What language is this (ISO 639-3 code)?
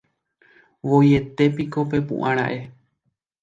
grn